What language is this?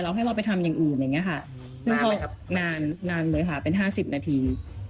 Thai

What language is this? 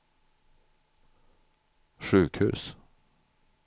Swedish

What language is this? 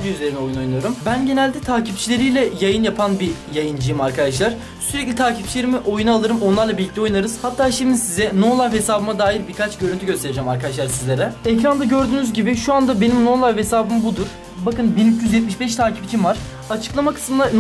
Turkish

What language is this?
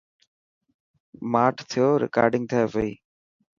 Dhatki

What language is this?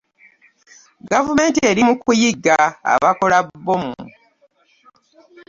Ganda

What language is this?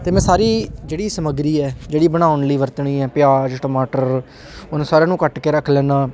Punjabi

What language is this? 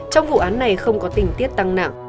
Vietnamese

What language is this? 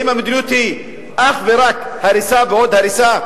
Hebrew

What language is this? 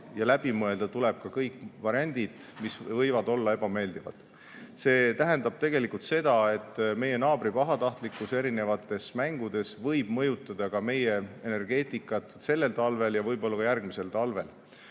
Estonian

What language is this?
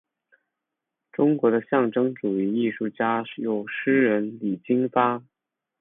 Chinese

